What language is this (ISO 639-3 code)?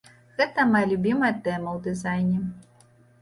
bel